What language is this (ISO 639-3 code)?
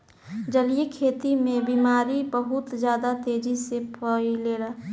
bho